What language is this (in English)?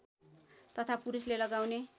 Nepali